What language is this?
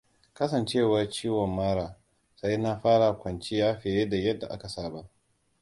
Hausa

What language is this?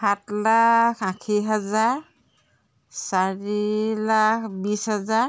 Assamese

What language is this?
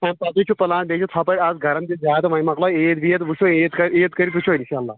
Kashmiri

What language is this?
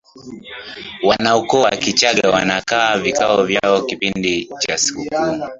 Swahili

